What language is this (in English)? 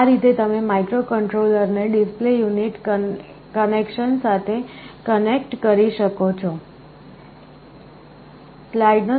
Gujarati